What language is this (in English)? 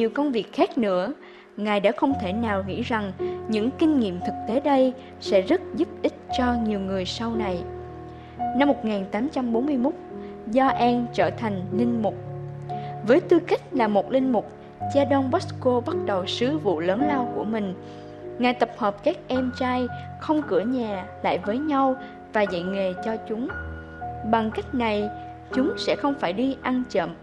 Vietnamese